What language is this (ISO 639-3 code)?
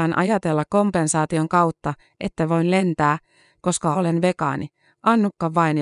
fin